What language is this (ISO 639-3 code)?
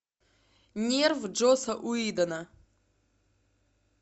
rus